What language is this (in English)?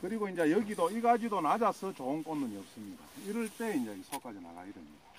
Korean